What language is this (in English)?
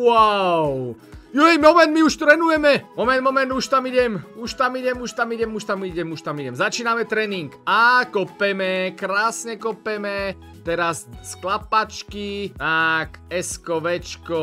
Slovak